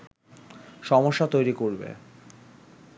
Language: Bangla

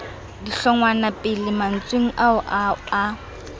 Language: Southern Sotho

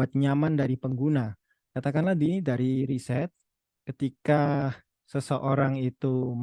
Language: Indonesian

